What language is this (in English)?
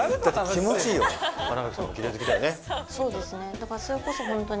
Japanese